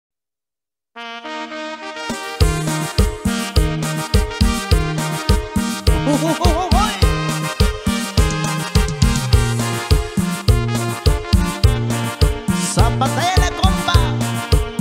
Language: Spanish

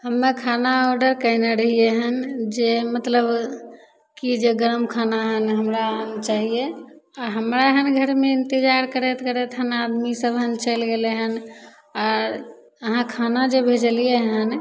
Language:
Maithili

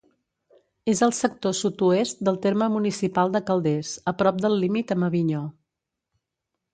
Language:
Catalan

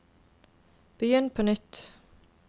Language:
Norwegian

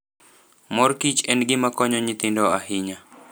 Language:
Luo (Kenya and Tanzania)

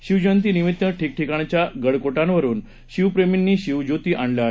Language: Marathi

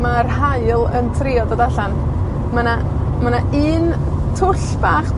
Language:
Welsh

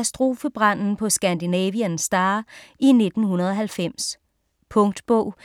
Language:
Danish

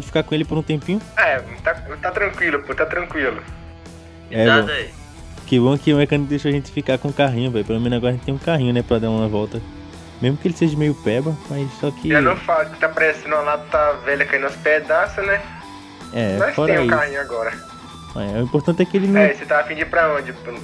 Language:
Portuguese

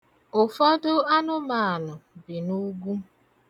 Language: Igbo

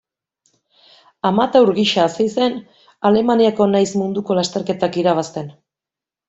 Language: Basque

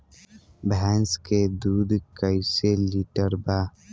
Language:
Bhojpuri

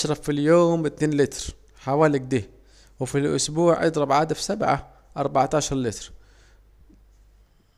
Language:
Saidi Arabic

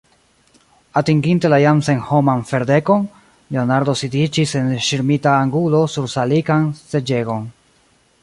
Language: Esperanto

